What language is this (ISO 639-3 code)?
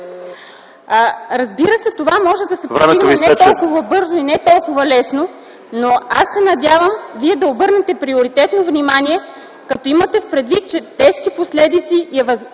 bul